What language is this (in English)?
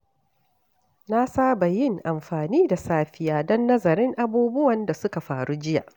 Hausa